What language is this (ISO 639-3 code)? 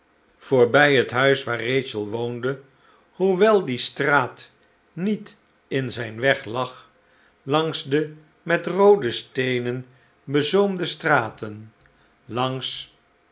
nld